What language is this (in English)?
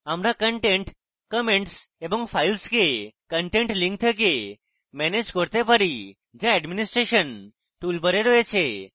Bangla